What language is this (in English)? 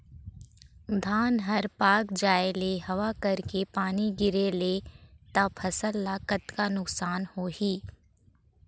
Chhattisgarhi